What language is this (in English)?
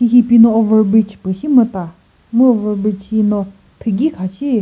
Chokri Naga